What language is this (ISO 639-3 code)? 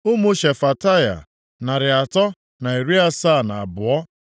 ibo